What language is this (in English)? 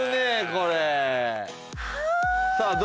Japanese